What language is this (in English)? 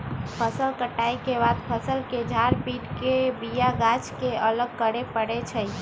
Magahi